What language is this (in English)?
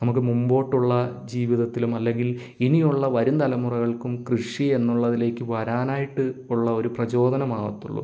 Malayalam